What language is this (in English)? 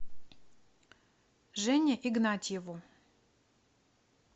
Russian